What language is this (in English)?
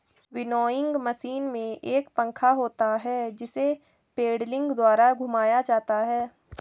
Hindi